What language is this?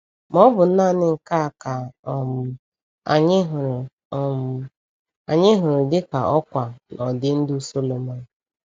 Igbo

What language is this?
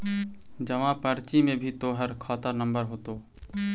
Magahi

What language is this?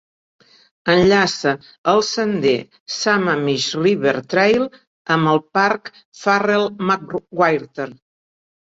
Catalan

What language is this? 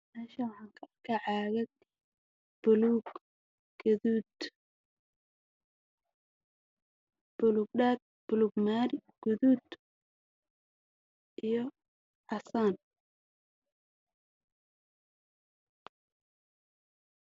Somali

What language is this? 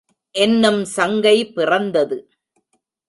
Tamil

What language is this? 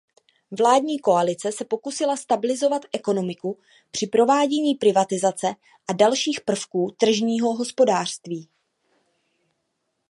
Czech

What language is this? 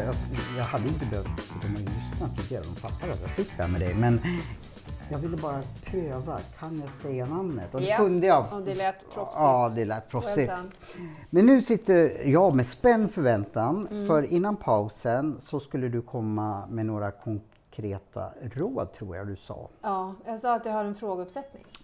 Swedish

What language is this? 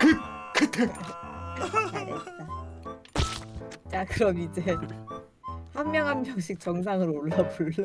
Korean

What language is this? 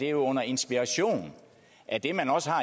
Danish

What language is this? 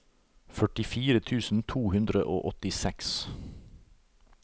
Norwegian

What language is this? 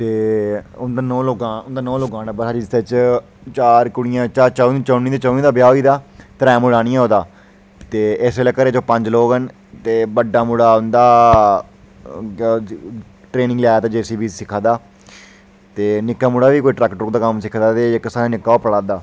Dogri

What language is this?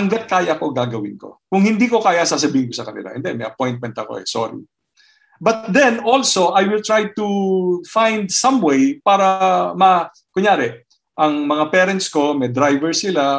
Filipino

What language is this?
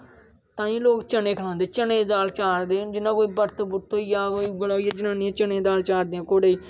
Dogri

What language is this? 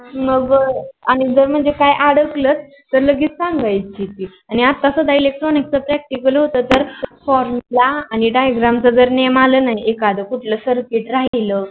Marathi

